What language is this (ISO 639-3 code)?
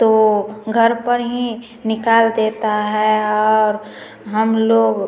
hin